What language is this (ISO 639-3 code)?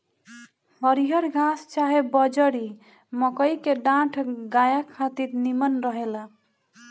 bho